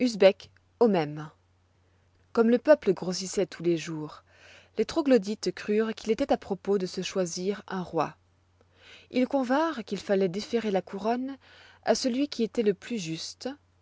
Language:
French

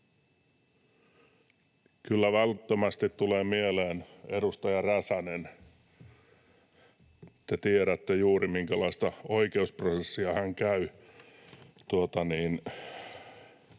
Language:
Finnish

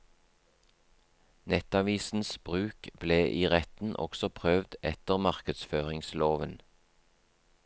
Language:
Norwegian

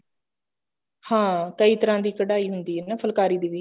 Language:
Punjabi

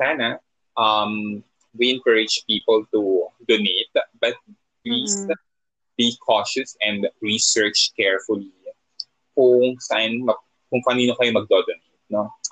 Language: Filipino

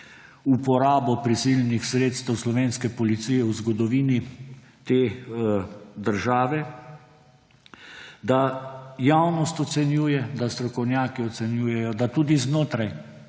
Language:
Slovenian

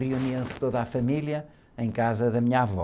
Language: Portuguese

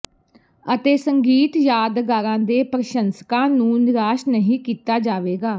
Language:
Punjabi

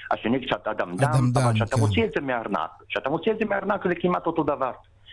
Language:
Hebrew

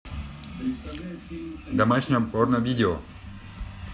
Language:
Russian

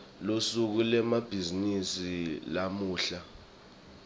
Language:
Swati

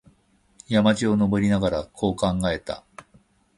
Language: Japanese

